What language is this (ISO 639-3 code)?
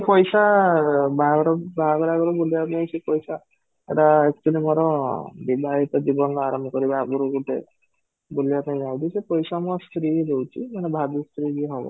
ori